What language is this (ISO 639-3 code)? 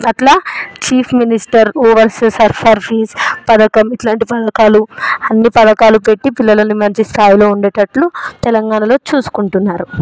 tel